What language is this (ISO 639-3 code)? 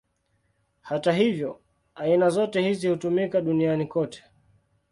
swa